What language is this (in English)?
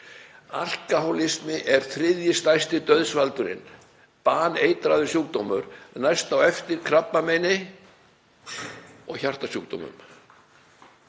Icelandic